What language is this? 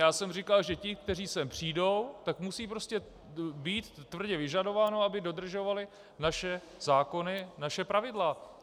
Czech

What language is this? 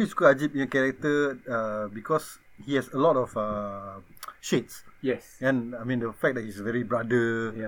Malay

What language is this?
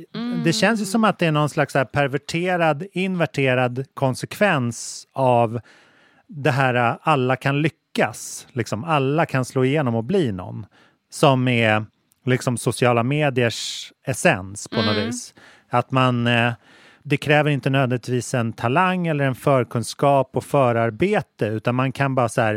Swedish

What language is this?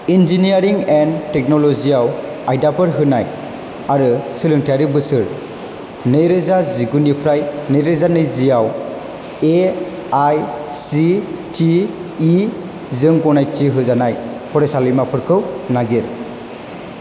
Bodo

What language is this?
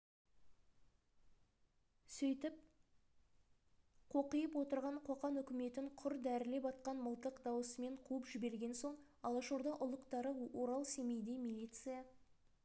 Kazakh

